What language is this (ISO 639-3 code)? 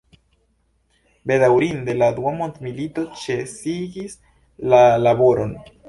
epo